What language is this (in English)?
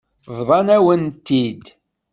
Kabyle